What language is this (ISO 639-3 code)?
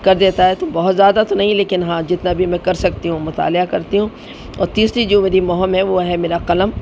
urd